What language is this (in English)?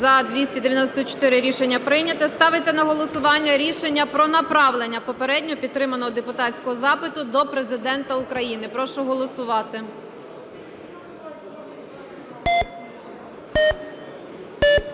Ukrainian